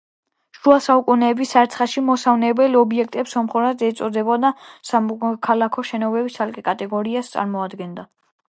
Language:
Georgian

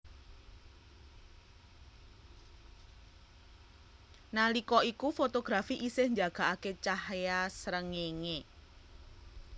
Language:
Javanese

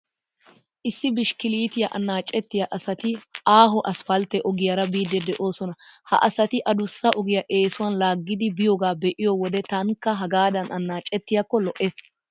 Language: Wolaytta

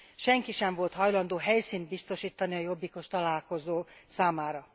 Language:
Hungarian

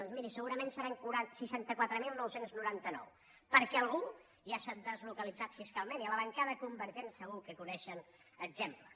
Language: Catalan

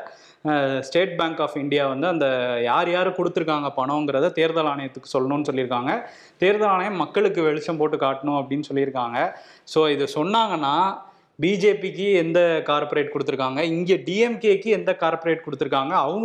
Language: Tamil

